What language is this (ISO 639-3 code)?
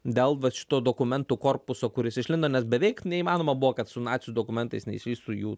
lit